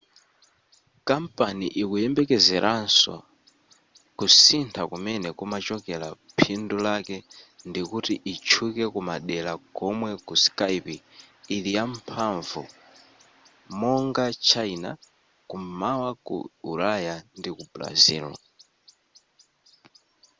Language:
Nyanja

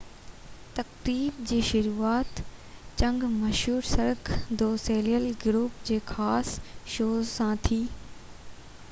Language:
Sindhi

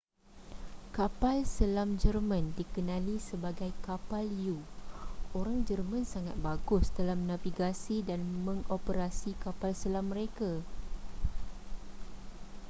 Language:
Malay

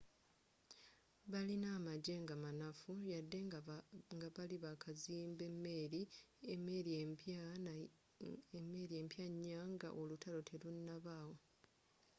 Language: Ganda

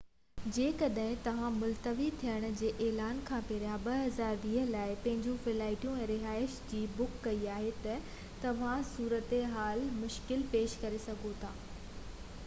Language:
Sindhi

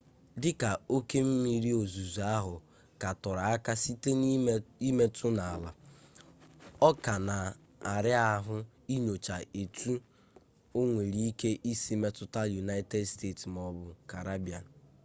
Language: Igbo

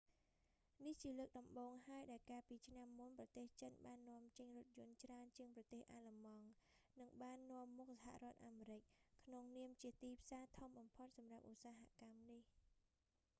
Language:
Khmer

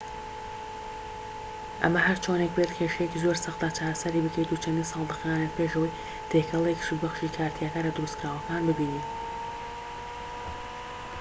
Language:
Central Kurdish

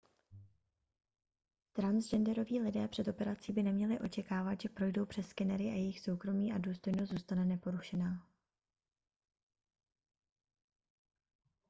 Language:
Czech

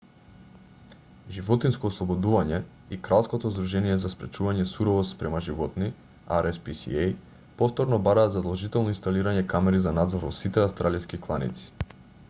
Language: Macedonian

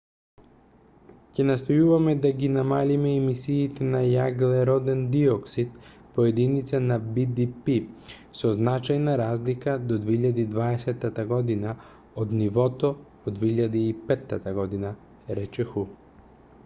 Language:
Macedonian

